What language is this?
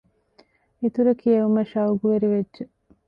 Divehi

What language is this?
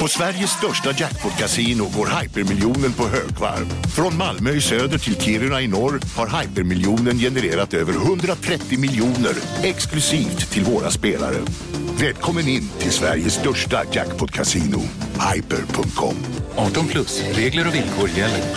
Swedish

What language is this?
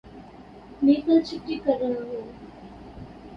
Urdu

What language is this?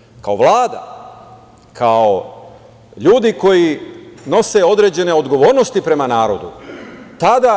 Serbian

